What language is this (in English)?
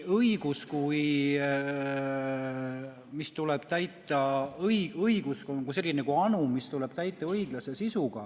Estonian